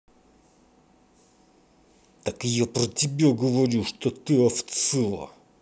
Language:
Russian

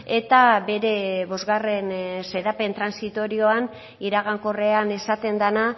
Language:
Basque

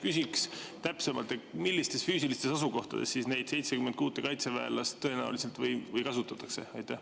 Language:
Estonian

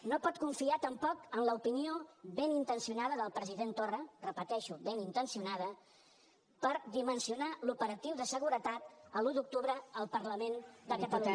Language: Catalan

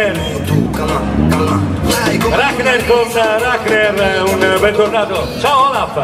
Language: Italian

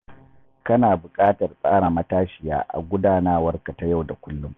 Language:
Hausa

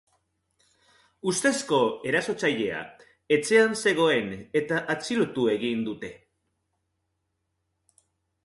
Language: Basque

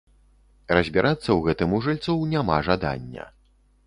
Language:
Belarusian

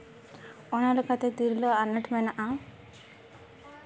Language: Santali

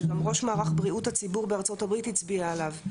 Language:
Hebrew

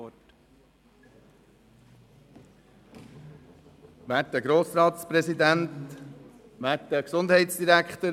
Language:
Swiss German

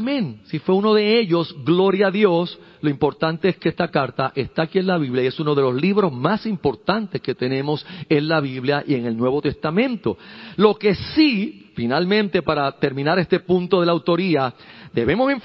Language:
Spanish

